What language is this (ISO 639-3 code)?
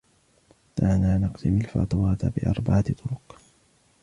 ara